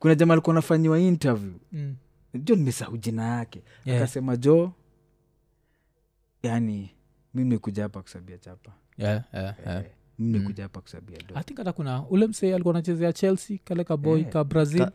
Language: Swahili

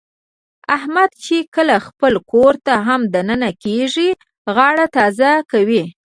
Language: Pashto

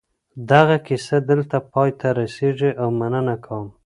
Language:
Pashto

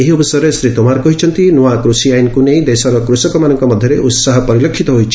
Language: Odia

